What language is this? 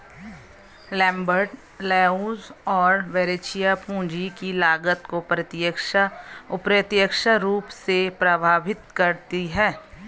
Hindi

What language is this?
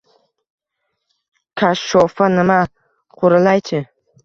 Uzbek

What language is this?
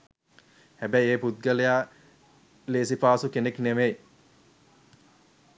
Sinhala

